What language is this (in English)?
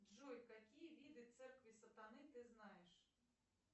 Russian